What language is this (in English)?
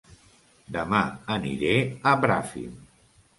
Catalan